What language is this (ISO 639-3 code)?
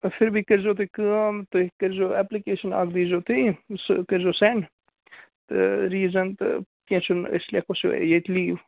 kas